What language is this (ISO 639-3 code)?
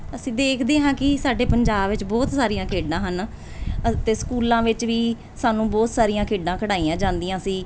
pan